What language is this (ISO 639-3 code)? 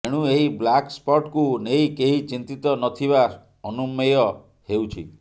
ori